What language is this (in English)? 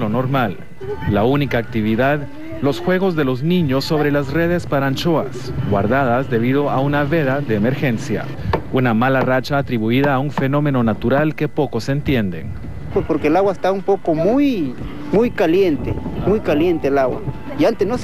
Spanish